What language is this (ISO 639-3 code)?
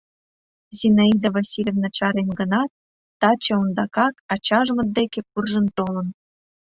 chm